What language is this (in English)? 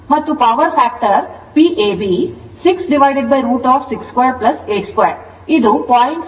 Kannada